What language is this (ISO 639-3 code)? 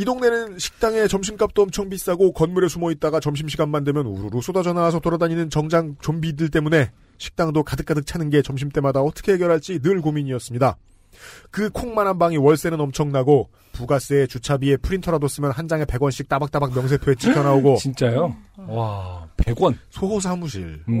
kor